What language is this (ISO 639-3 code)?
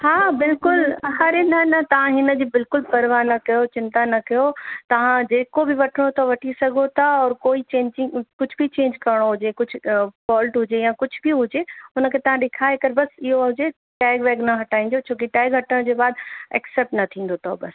snd